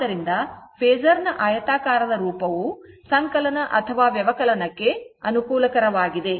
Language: Kannada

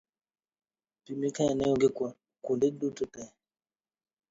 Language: Luo (Kenya and Tanzania)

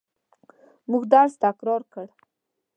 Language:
Pashto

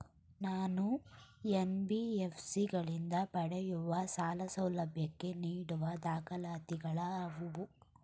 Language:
Kannada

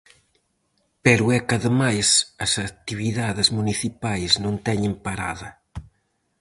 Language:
Galician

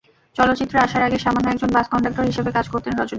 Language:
Bangla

